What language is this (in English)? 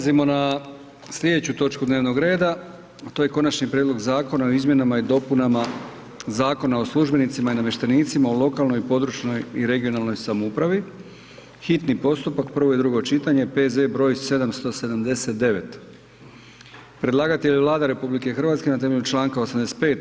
Croatian